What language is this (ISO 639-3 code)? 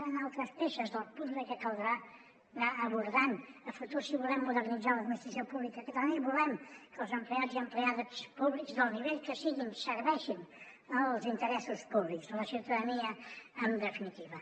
cat